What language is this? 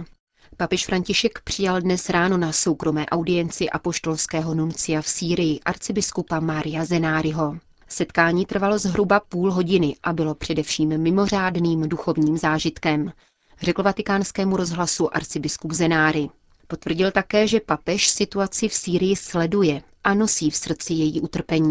Czech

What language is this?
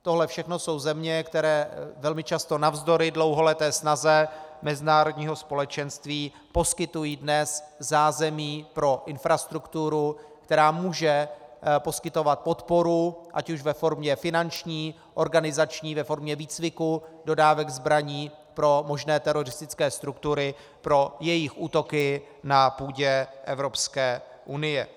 Czech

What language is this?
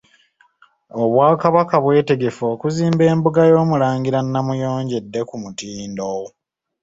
Ganda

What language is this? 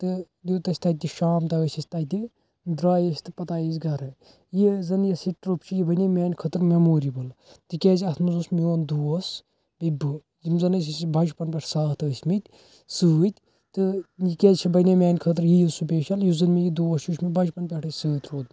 Kashmiri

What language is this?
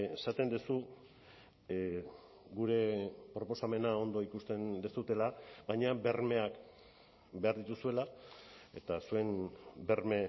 Basque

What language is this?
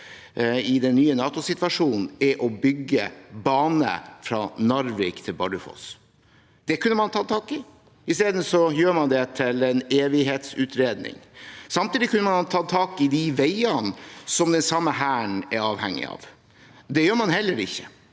Norwegian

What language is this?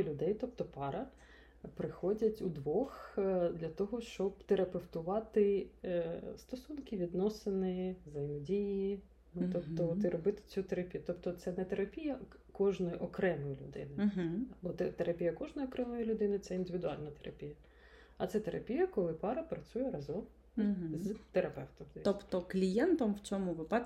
Ukrainian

